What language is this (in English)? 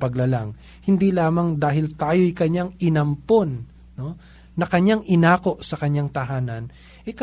Filipino